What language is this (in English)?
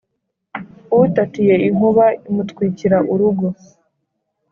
Kinyarwanda